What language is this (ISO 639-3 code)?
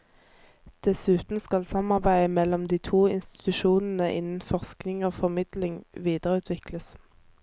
nor